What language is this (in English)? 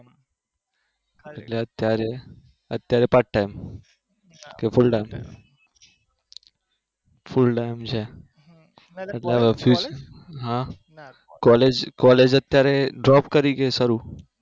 Gujarati